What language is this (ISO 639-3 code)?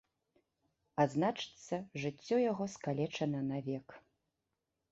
bel